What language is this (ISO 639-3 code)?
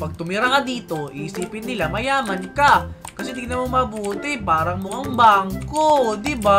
fil